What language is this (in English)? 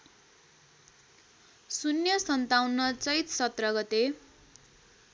Nepali